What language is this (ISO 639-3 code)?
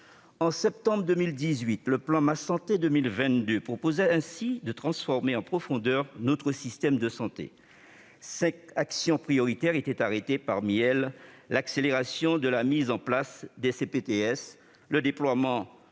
fra